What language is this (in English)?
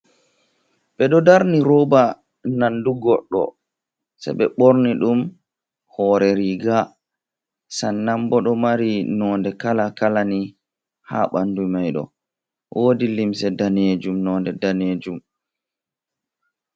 Fula